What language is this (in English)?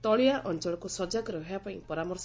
Odia